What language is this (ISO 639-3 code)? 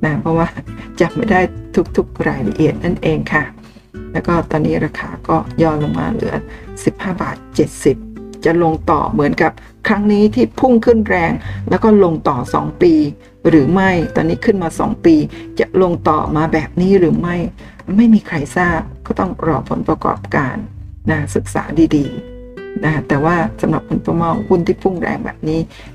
tha